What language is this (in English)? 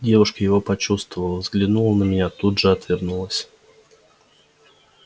Russian